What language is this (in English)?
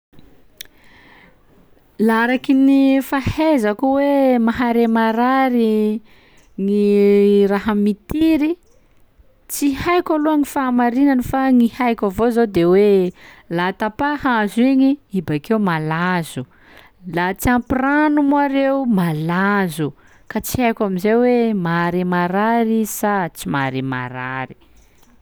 Sakalava Malagasy